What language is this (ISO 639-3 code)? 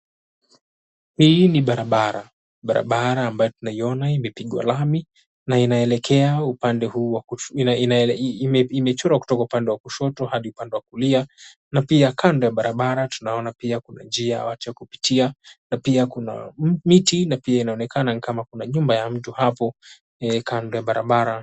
swa